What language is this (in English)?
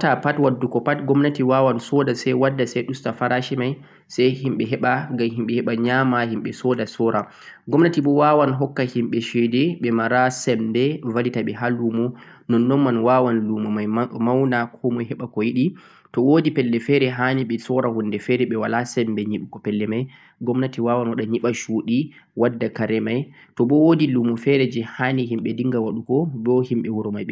Central-Eastern Niger Fulfulde